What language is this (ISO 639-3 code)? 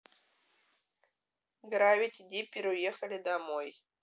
rus